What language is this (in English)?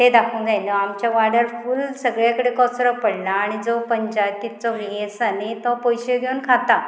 Konkani